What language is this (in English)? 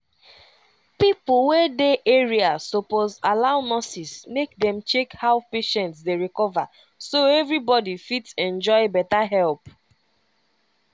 Nigerian Pidgin